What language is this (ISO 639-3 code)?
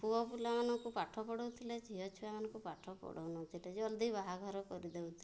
ori